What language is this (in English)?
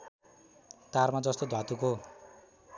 Nepali